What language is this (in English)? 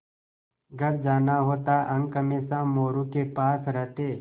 Hindi